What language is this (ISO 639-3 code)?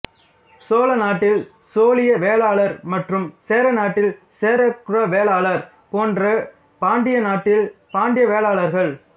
tam